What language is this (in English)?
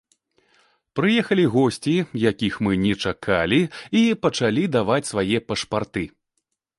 Belarusian